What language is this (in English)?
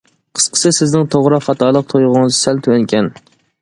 Uyghur